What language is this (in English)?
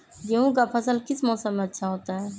Magahi